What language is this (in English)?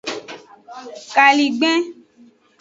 Aja (Benin)